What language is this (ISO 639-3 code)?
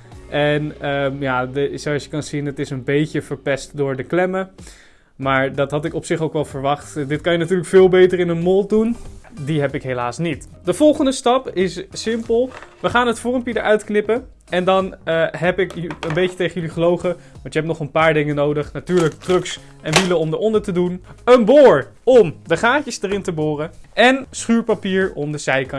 nld